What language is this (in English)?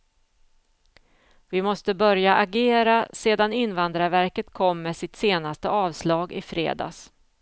Swedish